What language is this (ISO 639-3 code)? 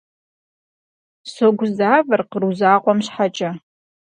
kbd